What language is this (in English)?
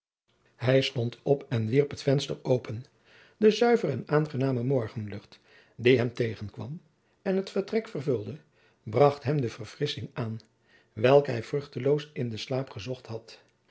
Dutch